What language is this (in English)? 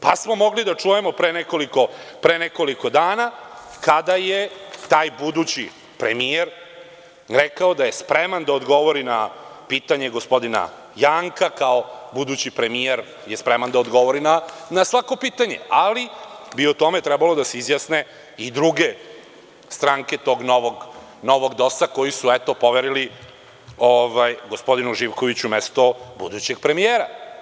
Serbian